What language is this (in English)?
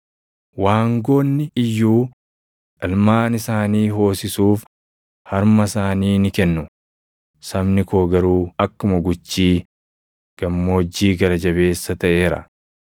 Oromo